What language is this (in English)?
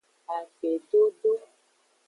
Aja (Benin)